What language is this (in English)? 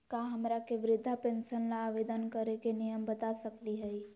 Magahi